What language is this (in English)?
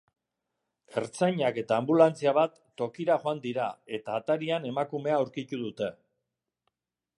Basque